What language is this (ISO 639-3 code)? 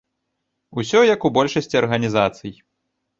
bel